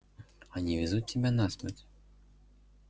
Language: Russian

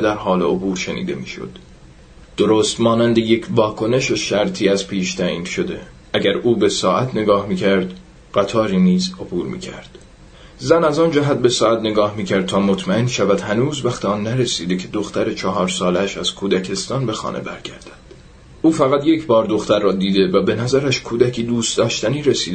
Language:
Persian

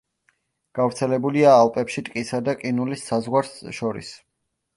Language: Georgian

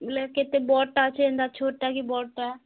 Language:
Odia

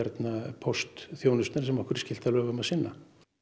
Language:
Icelandic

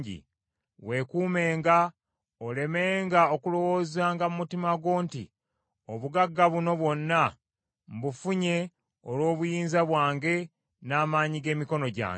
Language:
Ganda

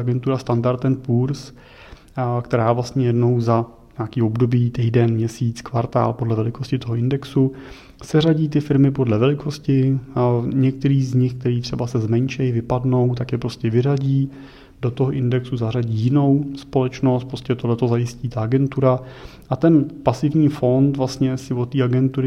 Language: Czech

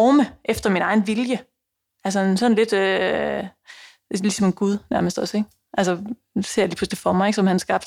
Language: Danish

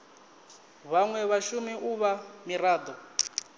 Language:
Venda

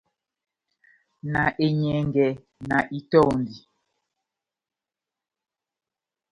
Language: Batanga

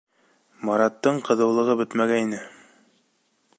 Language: Bashkir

